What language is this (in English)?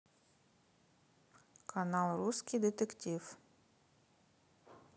Russian